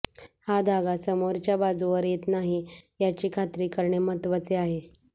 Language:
Marathi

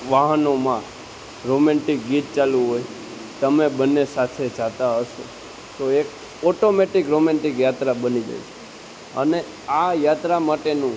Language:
Gujarati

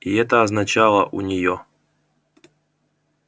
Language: Russian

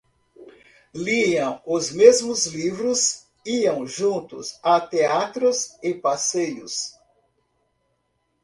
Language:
Portuguese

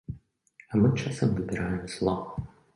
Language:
Belarusian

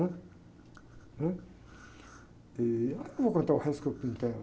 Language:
Portuguese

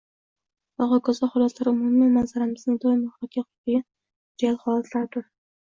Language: Uzbek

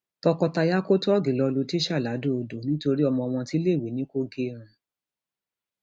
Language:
Yoruba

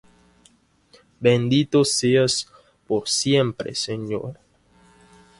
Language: Spanish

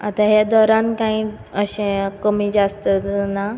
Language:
Konkani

